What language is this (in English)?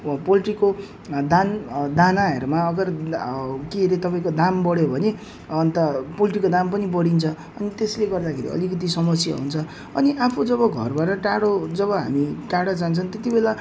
Nepali